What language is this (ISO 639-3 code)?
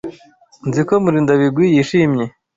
kin